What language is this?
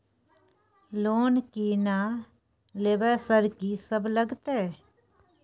Maithili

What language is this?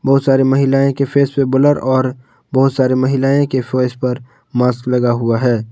Hindi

